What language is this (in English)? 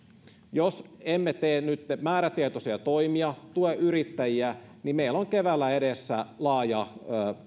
Finnish